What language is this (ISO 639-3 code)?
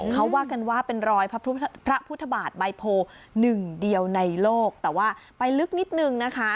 tha